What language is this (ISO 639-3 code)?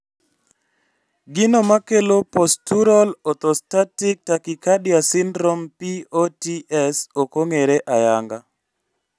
luo